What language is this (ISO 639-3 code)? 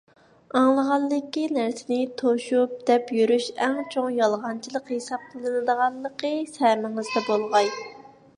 uig